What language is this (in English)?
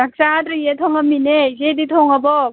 Manipuri